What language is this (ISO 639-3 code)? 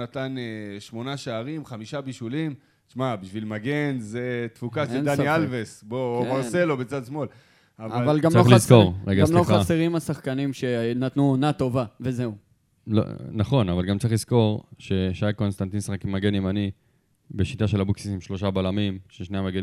heb